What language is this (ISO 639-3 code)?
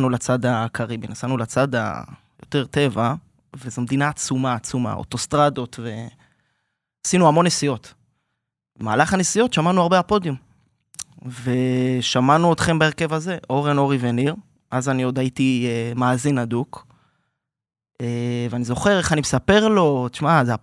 heb